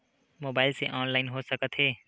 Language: Chhattisgarhi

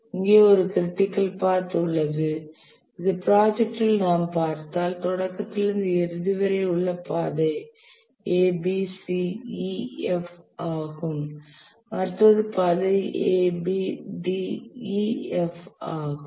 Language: Tamil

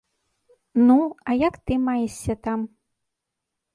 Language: Belarusian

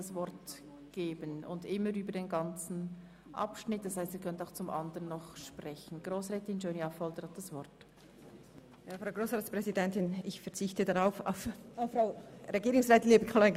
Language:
Swiss German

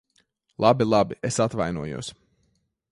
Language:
Latvian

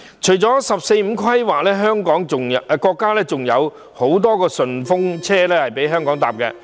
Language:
Cantonese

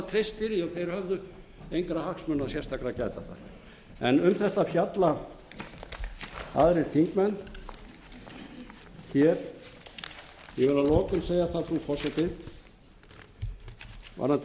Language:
Icelandic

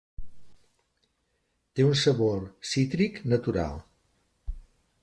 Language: Catalan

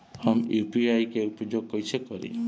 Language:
Bhojpuri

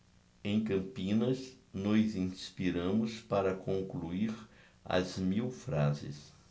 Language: Portuguese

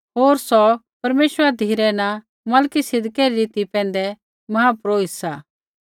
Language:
Kullu Pahari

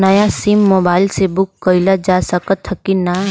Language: Bhojpuri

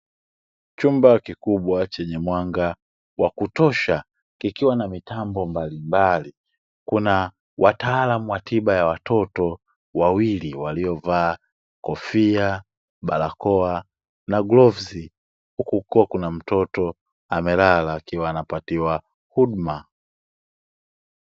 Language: Swahili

